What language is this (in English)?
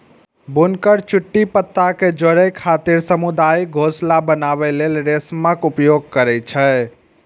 Maithili